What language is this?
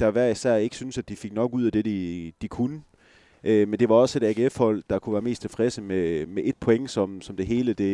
Danish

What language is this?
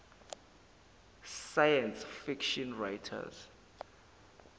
Zulu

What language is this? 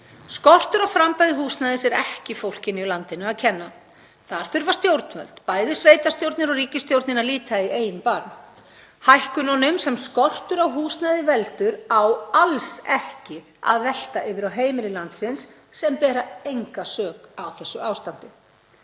Icelandic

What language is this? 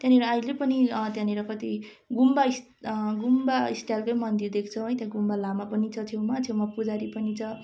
Nepali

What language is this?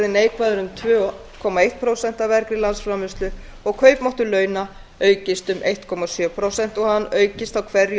Icelandic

